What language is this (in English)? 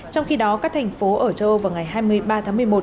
Vietnamese